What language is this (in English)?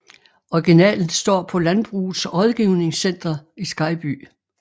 Danish